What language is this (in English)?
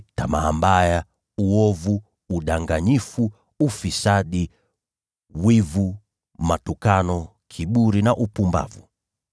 Swahili